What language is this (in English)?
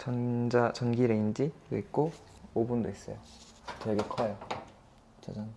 Korean